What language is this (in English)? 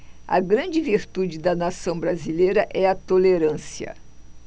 Portuguese